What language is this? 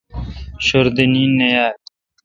Kalkoti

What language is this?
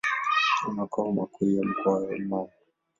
Swahili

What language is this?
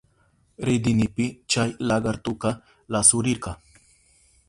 Southern Pastaza Quechua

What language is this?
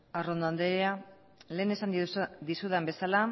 Basque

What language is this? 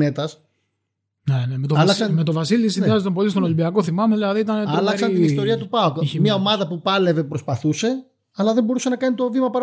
Greek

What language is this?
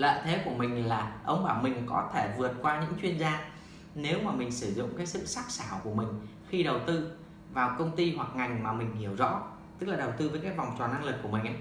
Vietnamese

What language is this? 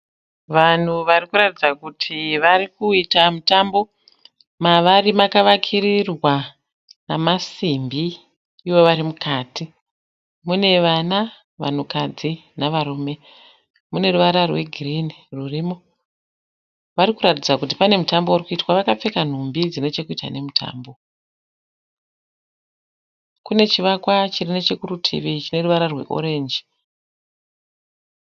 Shona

